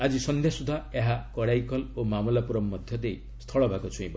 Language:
Odia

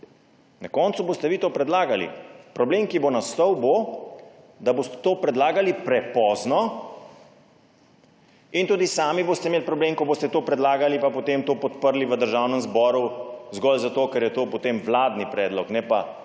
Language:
Slovenian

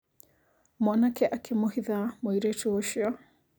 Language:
Kikuyu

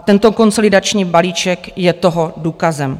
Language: Czech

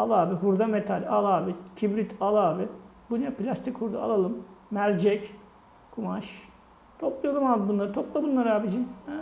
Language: Turkish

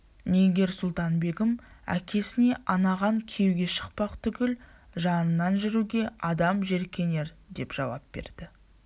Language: Kazakh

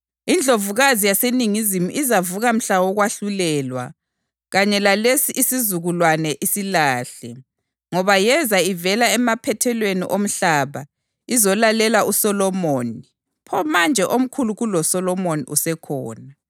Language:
North Ndebele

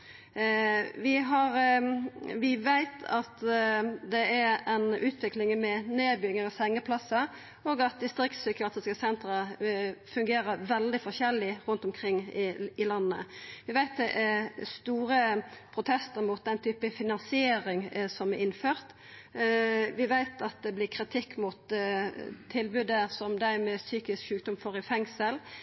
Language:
Norwegian Nynorsk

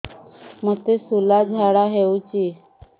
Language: Odia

